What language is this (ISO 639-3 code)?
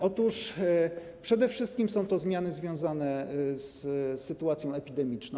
pol